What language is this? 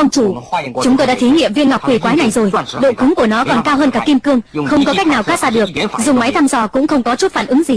Vietnamese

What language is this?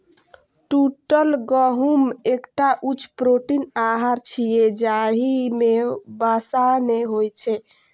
Maithili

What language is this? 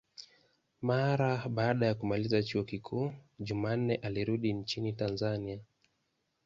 Swahili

